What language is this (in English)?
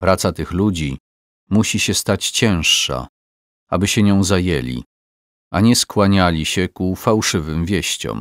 Polish